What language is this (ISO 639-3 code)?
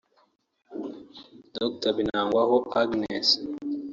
kin